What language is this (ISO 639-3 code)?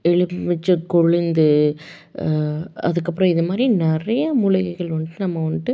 tam